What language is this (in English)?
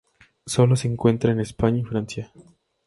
Spanish